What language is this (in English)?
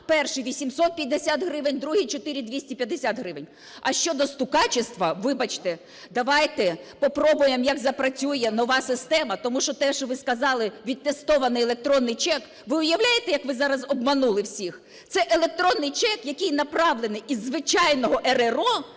Ukrainian